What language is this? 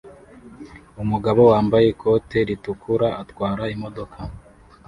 Kinyarwanda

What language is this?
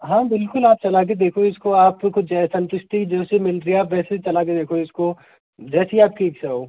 Hindi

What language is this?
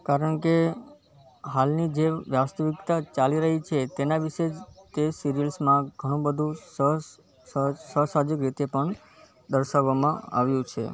Gujarati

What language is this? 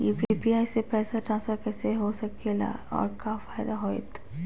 Magahi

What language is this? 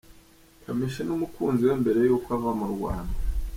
Kinyarwanda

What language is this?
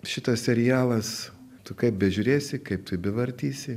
Lithuanian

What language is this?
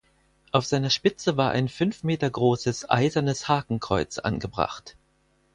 German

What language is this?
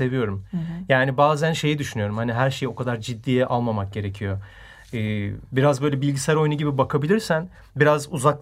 Turkish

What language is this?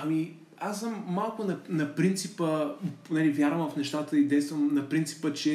Bulgarian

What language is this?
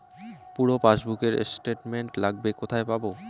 Bangla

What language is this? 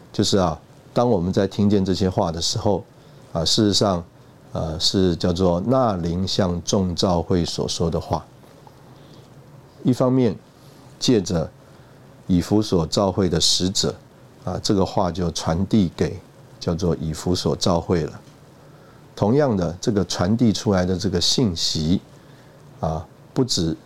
Chinese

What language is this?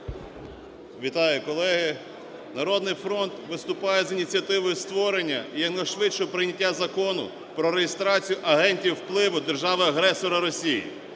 Ukrainian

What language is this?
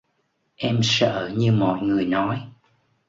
Vietnamese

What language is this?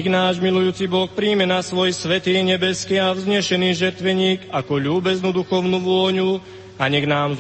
Slovak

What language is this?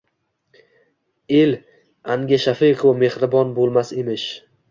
Uzbek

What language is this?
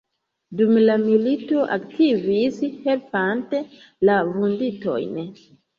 Esperanto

